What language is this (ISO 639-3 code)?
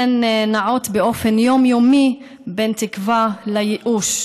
heb